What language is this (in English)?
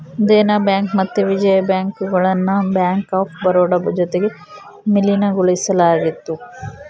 Kannada